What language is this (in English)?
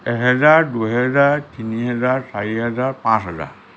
Assamese